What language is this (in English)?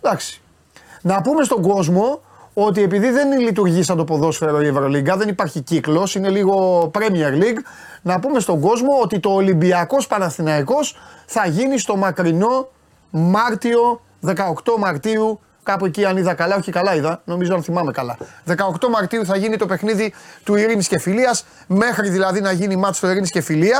Greek